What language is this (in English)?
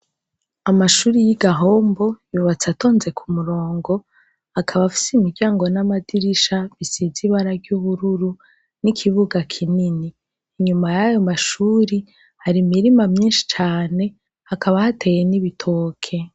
Rundi